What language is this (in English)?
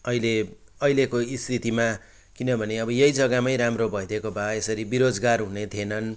Nepali